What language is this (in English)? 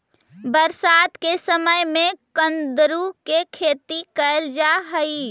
Magahi